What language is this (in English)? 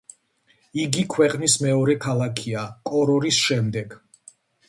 Georgian